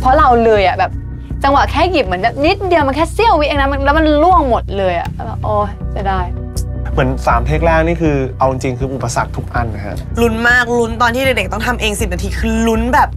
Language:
Thai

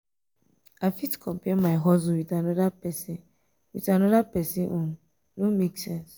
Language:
Nigerian Pidgin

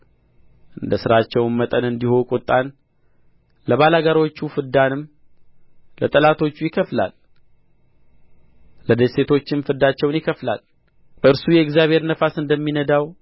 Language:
Amharic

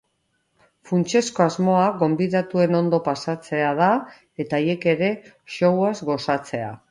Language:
Basque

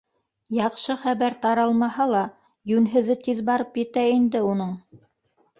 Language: Bashkir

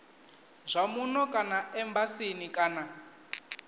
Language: Venda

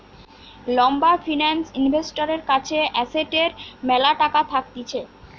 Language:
Bangla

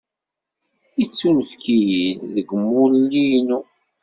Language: Kabyle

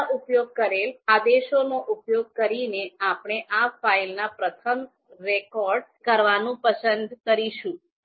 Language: Gujarati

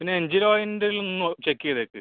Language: Malayalam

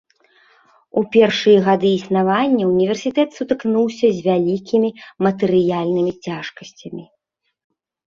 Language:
Belarusian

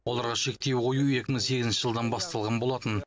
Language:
Kazakh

